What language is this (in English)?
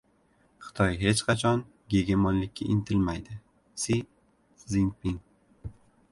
Uzbek